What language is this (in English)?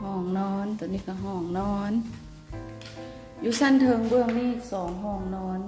Thai